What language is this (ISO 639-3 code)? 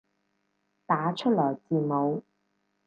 yue